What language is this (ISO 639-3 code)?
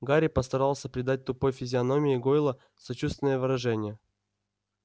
rus